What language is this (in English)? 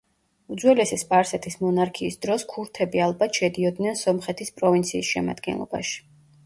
Georgian